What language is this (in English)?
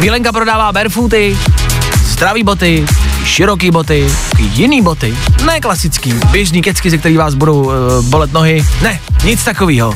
Czech